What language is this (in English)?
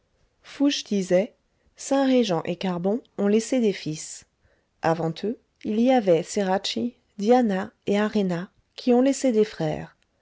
French